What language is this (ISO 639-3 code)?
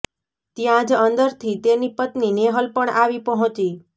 guj